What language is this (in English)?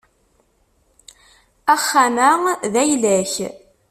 Kabyle